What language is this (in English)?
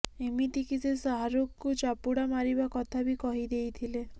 Odia